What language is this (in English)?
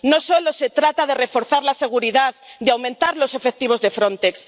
Spanish